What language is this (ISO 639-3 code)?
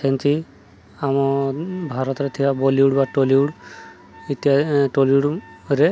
ori